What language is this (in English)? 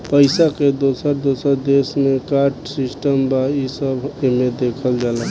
Bhojpuri